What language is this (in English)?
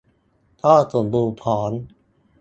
Thai